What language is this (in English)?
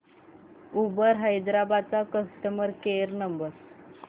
Marathi